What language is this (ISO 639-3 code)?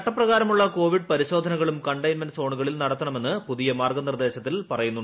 mal